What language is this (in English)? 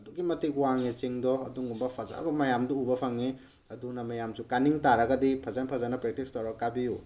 Manipuri